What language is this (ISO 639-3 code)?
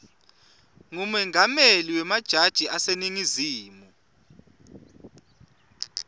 ssw